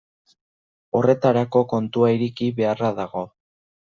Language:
Basque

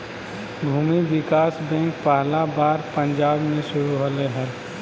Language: Magahi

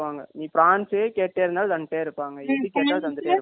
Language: Tamil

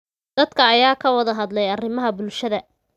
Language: Somali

